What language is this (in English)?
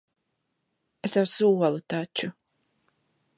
Latvian